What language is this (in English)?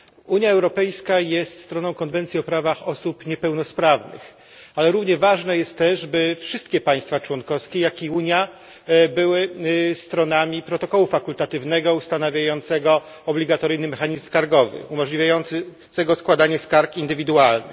Polish